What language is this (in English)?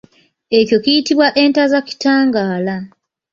Ganda